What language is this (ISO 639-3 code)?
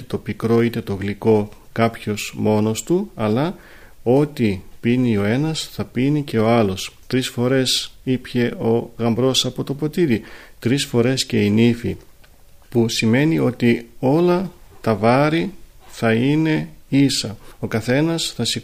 ell